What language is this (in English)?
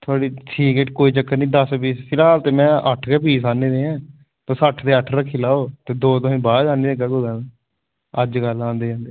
Dogri